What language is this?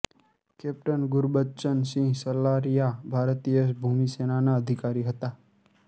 Gujarati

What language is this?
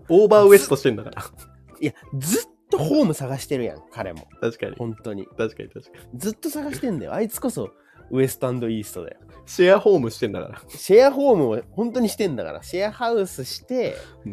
Japanese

